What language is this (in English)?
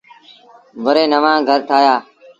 Sindhi Bhil